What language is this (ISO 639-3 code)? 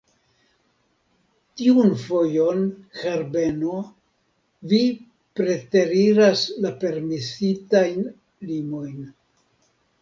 epo